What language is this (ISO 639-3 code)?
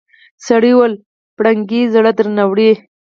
pus